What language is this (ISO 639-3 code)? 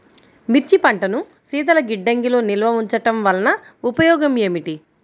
tel